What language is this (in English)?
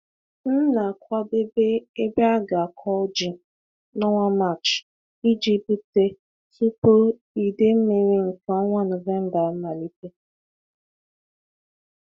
Igbo